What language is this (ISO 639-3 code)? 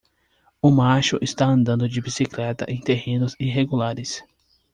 por